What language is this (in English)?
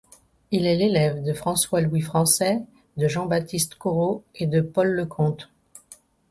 French